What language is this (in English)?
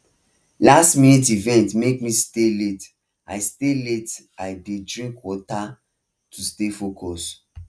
Nigerian Pidgin